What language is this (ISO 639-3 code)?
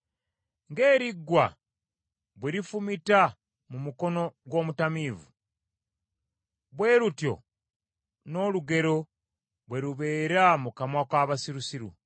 lug